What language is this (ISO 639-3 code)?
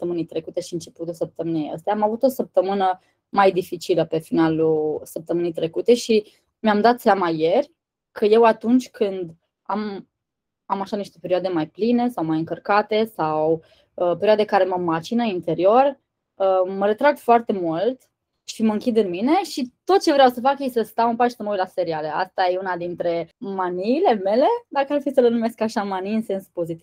ron